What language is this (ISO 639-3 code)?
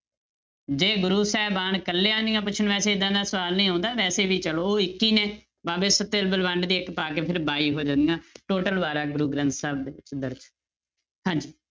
pan